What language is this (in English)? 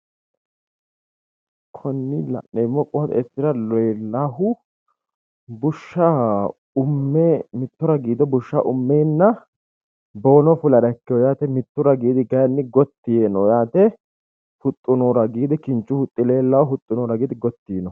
Sidamo